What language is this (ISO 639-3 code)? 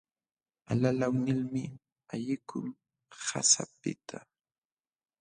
qxw